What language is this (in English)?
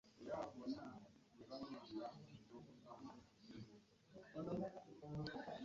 Ganda